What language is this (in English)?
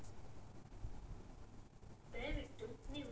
Kannada